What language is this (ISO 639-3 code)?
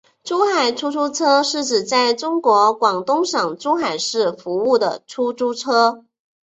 zho